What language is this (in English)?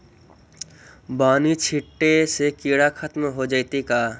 Magahi